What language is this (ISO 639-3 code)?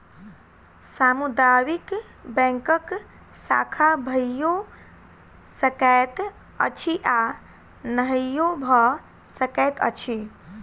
mai